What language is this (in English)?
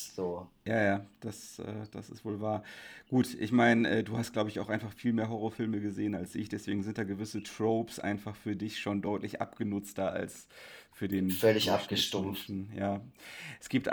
German